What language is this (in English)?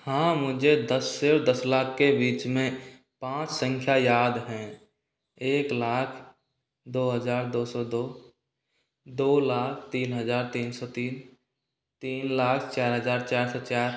Hindi